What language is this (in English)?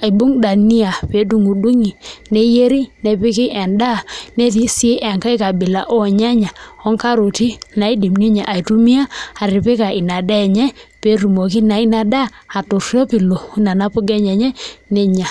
Masai